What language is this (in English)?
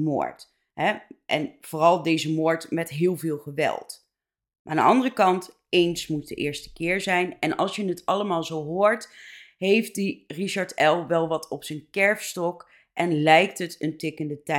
Dutch